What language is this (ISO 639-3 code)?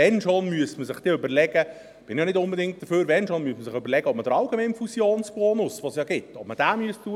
gsw